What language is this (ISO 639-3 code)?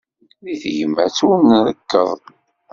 kab